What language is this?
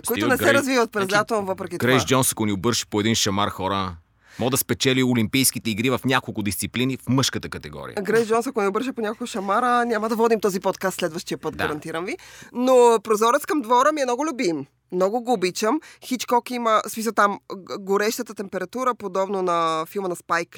Bulgarian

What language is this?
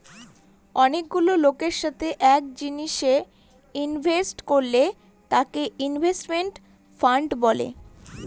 Bangla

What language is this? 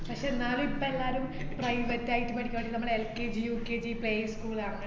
Malayalam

